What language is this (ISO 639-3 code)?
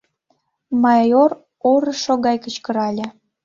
chm